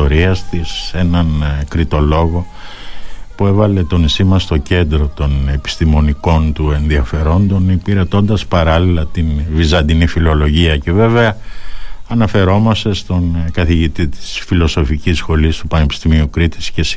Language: Greek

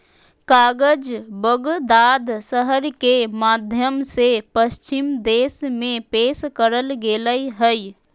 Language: Magahi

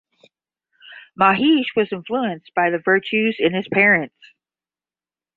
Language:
English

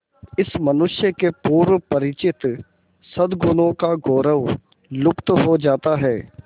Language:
Hindi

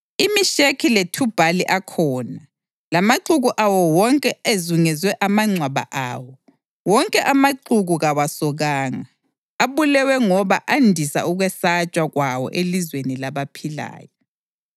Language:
North Ndebele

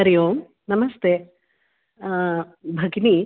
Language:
Sanskrit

